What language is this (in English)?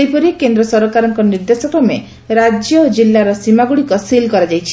Odia